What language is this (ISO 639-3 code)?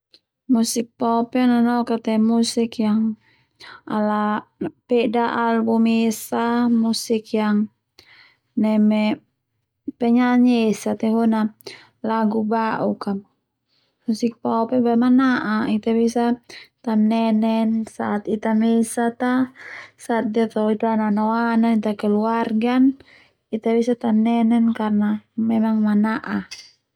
twu